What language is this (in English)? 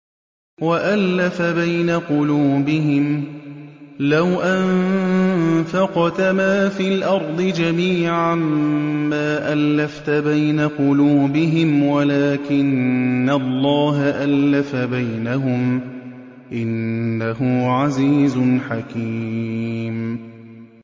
Arabic